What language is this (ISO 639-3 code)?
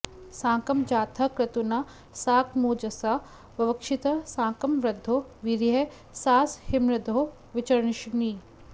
san